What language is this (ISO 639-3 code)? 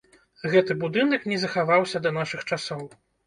bel